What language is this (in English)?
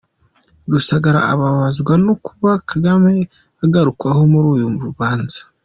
Kinyarwanda